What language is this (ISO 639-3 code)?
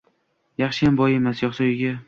uzb